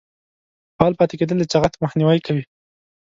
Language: Pashto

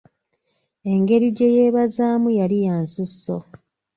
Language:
Ganda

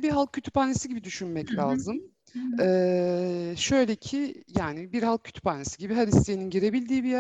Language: Turkish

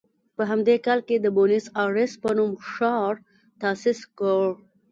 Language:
Pashto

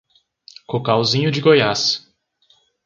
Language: Portuguese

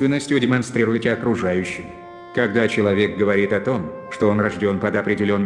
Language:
Russian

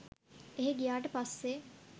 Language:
Sinhala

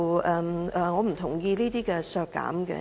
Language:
Cantonese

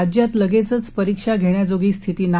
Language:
Marathi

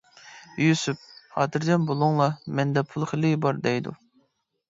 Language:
Uyghur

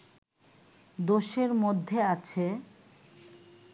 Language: Bangla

